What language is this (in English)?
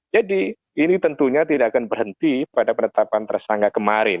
Indonesian